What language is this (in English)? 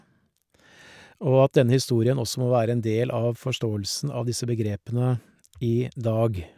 Norwegian